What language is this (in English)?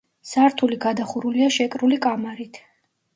Georgian